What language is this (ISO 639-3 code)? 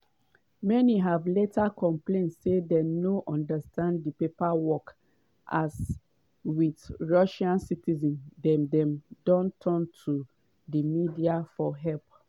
pcm